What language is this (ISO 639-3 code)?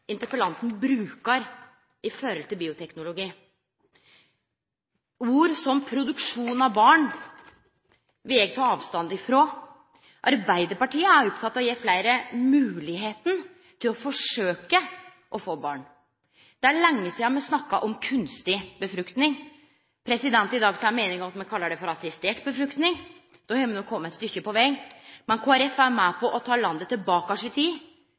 nno